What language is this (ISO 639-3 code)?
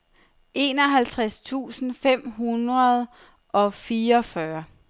dan